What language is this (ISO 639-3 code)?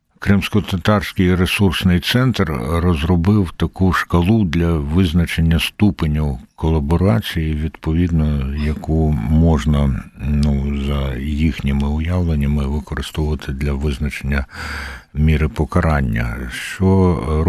ukr